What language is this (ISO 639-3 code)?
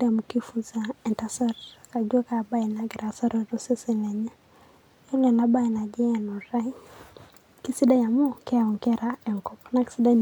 mas